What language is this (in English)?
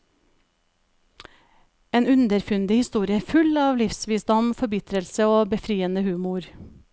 Norwegian